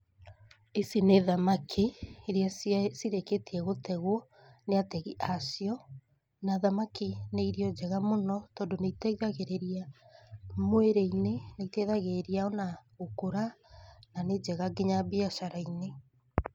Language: Kikuyu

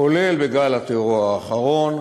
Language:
Hebrew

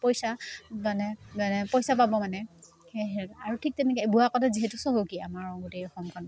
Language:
Assamese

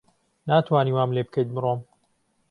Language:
Central Kurdish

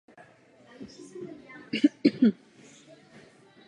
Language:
Czech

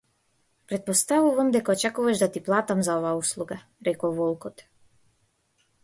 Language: Macedonian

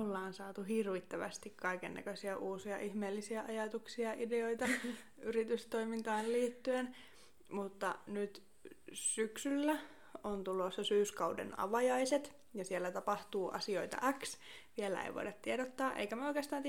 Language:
Finnish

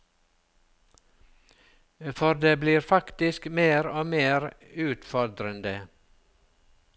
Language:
Norwegian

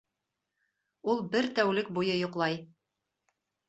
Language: Bashkir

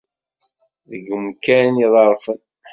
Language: Kabyle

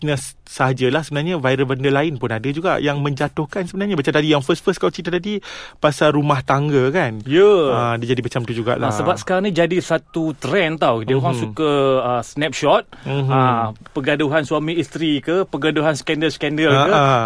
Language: Malay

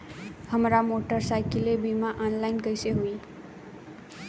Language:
Bhojpuri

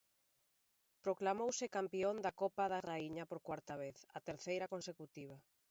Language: Galician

